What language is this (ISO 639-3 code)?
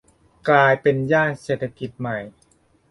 tha